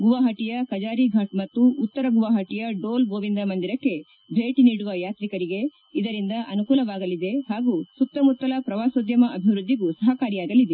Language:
Kannada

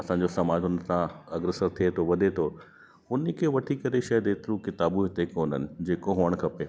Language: Sindhi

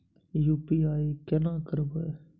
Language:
Maithili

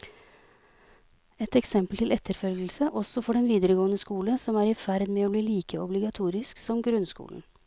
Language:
Norwegian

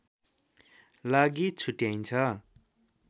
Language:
Nepali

